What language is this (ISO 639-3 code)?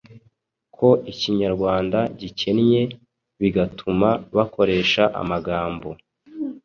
kin